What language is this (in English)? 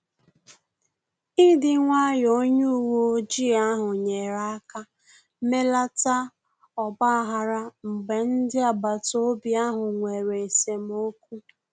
Igbo